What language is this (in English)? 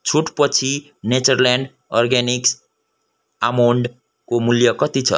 Nepali